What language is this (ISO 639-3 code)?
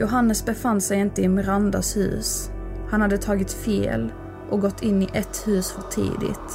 swe